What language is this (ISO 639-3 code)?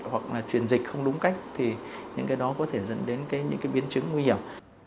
vie